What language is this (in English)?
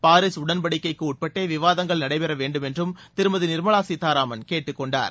Tamil